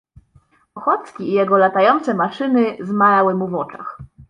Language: Polish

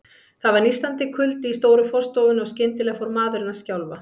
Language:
Icelandic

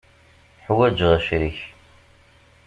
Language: Kabyle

